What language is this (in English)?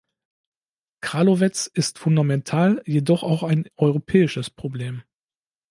German